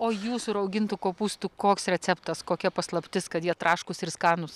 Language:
Lithuanian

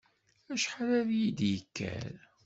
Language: Kabyle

